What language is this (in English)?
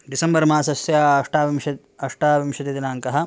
Sanskrit